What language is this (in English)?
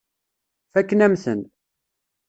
Kabyle